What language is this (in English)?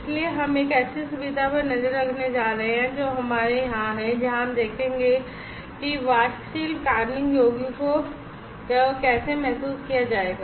Hindi